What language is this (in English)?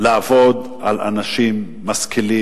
Hebrew